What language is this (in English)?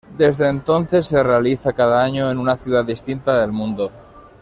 Spanish